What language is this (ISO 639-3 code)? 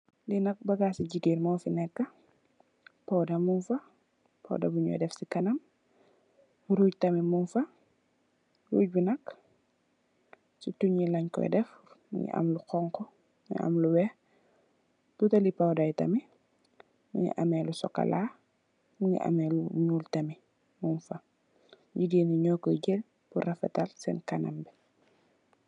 wol